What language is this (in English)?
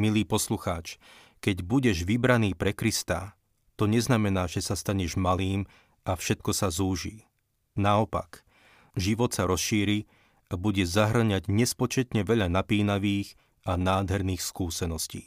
Slovak